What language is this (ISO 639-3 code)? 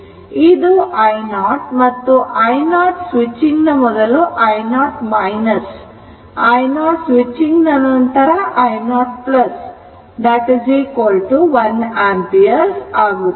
kan